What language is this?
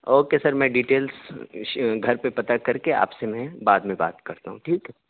Urdu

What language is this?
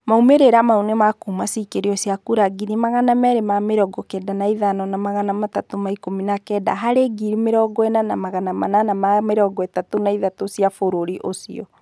Kikuyu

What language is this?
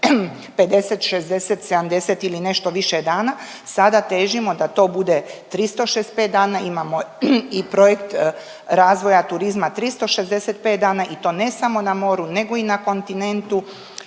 Croatian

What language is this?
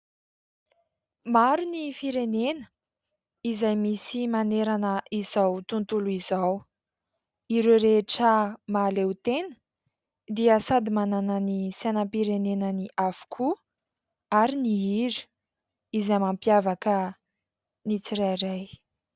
Malagasy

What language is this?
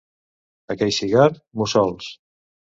Catalan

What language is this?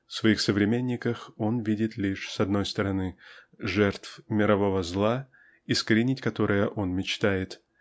Russian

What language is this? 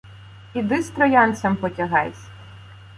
Ukrainian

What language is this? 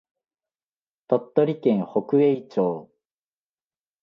Japanese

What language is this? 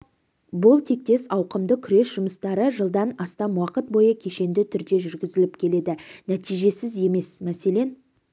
Kazakh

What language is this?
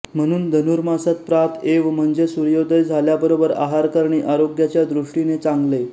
Marathi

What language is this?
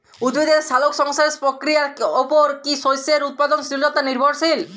Bangla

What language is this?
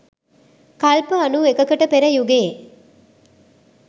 Sinhala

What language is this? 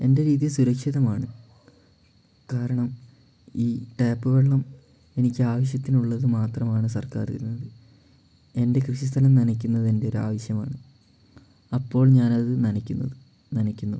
Malayalam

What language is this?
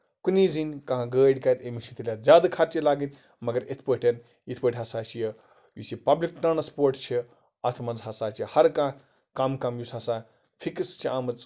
Kashmiri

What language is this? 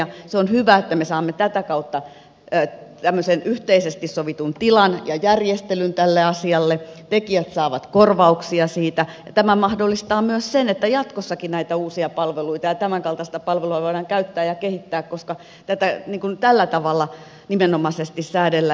Finnish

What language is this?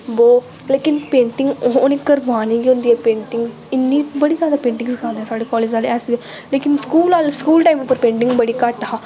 Dogri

